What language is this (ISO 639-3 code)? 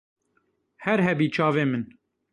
kur